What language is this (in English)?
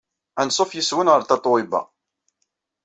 Kabyle